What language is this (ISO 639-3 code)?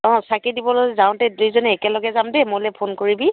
asm